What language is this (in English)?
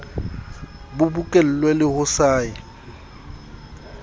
Southern Sotho